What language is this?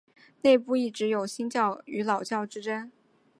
Chinese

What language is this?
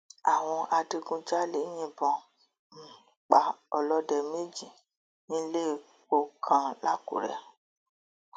Yoruba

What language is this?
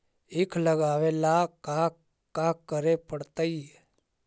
Magahi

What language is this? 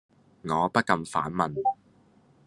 Cantonese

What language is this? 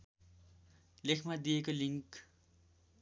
Nepali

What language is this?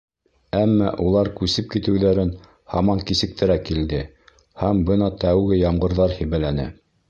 Bashkir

